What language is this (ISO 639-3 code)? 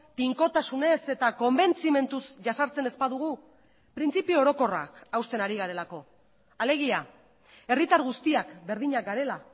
eus